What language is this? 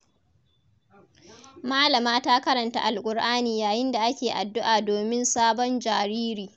Hausa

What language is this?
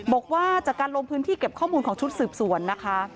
Thai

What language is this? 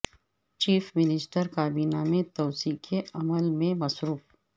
Urdu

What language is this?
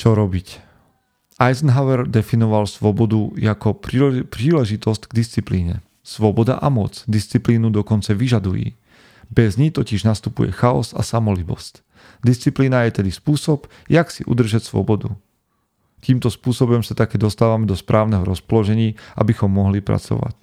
Slovak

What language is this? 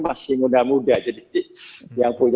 Indonesian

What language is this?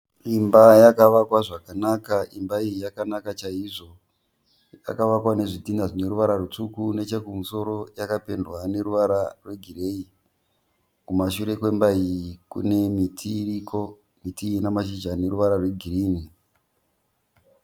Shona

